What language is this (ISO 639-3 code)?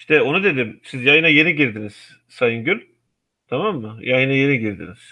tur